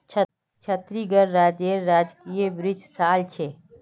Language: Magahi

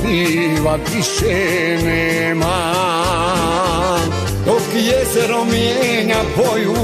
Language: Romanian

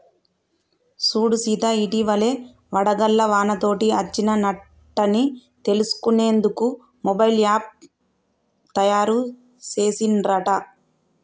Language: Telugu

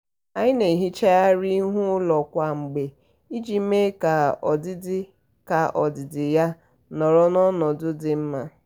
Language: Igbo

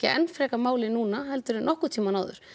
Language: Icelandic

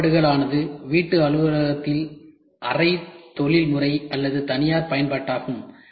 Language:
Tamil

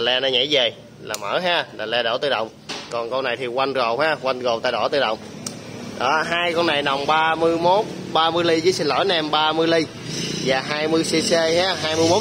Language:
Vietnamese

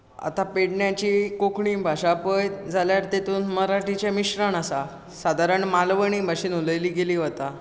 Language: Konkani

